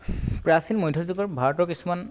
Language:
Assamese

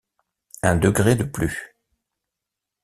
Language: French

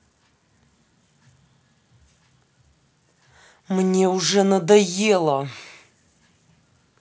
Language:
Russian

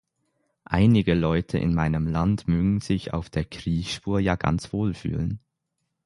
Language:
German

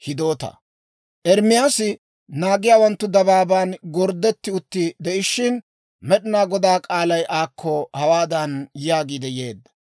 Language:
Dawro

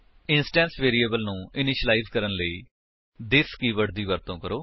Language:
Punjabi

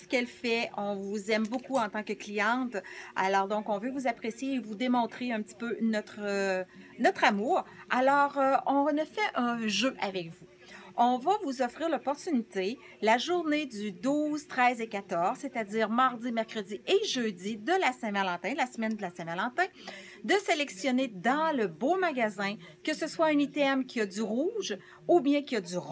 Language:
French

